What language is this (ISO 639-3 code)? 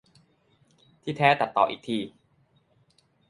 tha